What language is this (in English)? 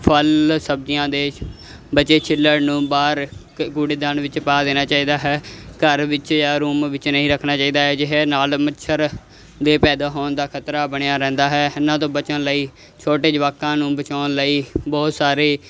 Punjabi